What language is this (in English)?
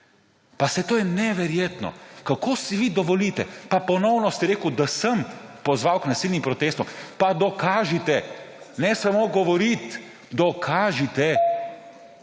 Slovenian